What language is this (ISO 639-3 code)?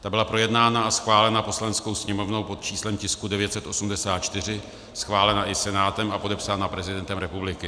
ces